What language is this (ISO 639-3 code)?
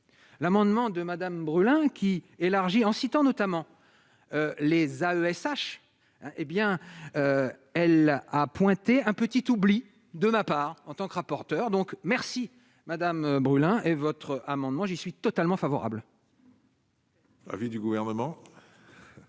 fra